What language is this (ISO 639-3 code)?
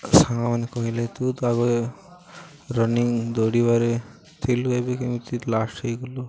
ori